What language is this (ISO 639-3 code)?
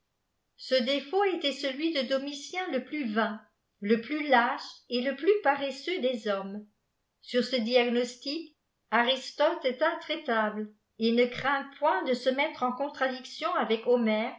fra